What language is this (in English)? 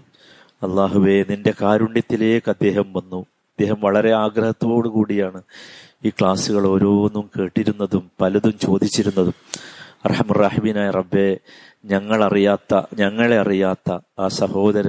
Malayalam